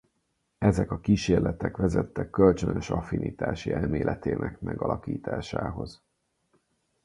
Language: Hungarian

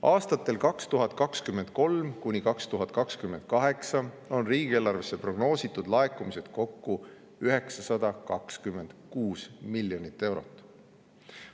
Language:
Estonian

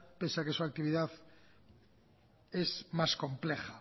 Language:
Spanish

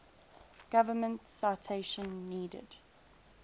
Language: English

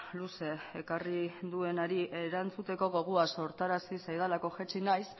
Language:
Basque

